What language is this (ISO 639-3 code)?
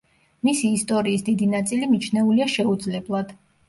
kat